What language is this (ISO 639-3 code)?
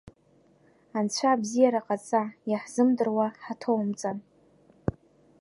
abk